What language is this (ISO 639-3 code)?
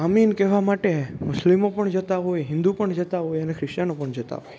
guj